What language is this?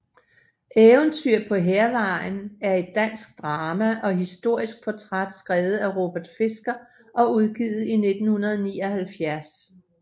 Danish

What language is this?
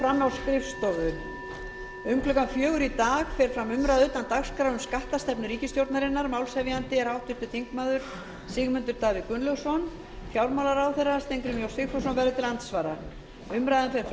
Icelandic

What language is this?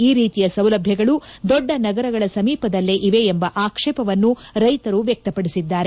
Kannada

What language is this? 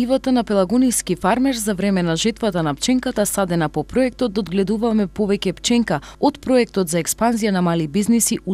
Macedonian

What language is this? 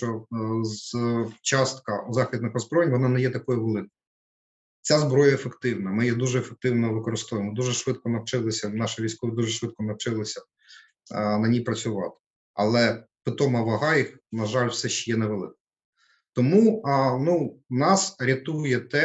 Ukrainian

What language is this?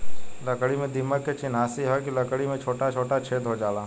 Bhojpuri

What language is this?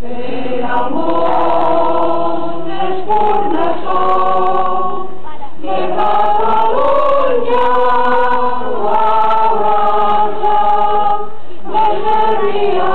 Ukrainian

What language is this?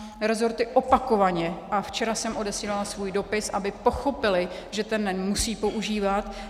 Czech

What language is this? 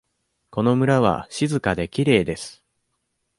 Japanese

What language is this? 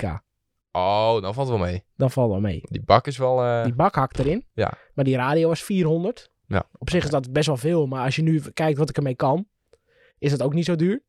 Dutch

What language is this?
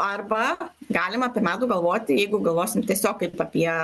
Lithuanian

